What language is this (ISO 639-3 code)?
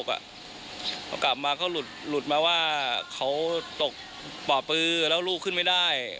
tha